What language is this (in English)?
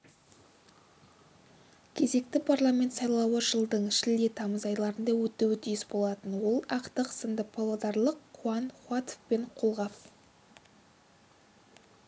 Kazakh